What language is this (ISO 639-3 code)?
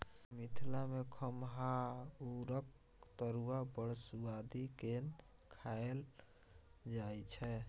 mai